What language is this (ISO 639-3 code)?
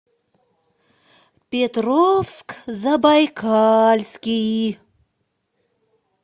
rus